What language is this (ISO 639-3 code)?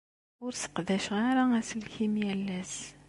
kab